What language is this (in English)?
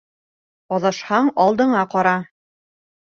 Bashkir